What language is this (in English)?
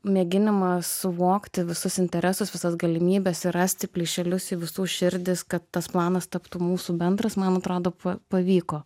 Lithuanian